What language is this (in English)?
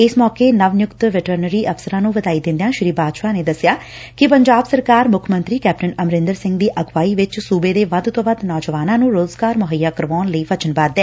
Punjabi